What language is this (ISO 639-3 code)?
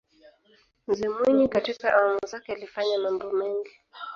swa